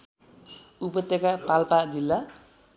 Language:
Nepali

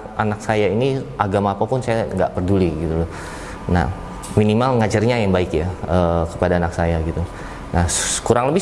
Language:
Indonesian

